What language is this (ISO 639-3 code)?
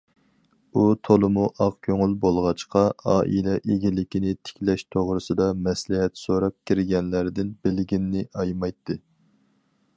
uig